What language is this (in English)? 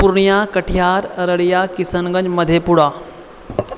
Maithili